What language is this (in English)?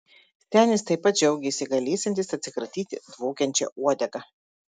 Lithuanian